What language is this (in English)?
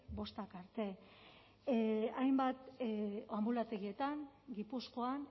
Basque